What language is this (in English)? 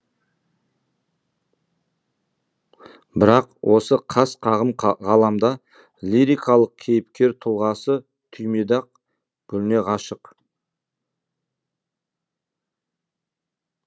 Kazakh